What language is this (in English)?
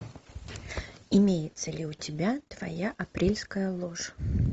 Russian